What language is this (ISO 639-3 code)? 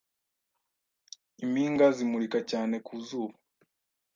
kin